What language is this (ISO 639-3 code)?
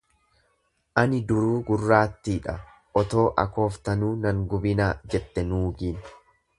orm